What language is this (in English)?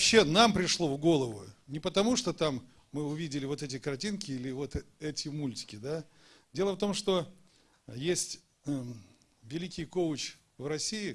Russian